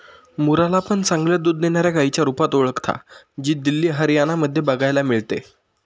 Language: Marathi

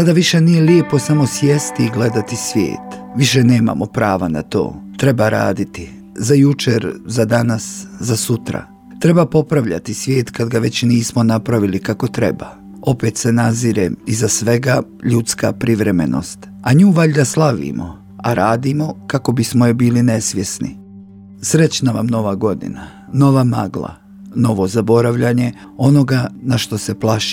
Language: Croatian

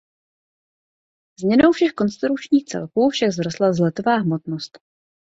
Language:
Czech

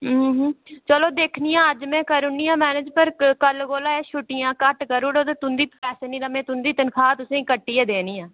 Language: Dogri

